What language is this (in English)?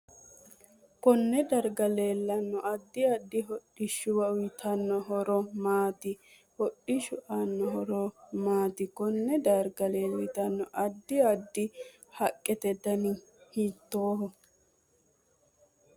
Sidamo